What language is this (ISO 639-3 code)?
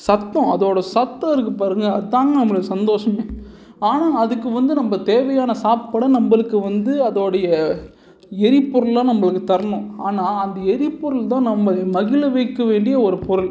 tam